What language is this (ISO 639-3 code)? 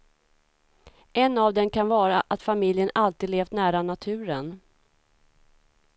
swe